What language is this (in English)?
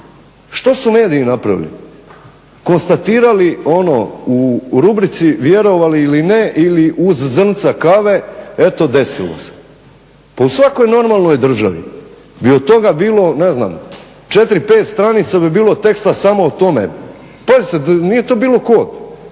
Croatian